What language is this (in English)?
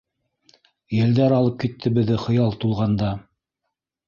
Bashkir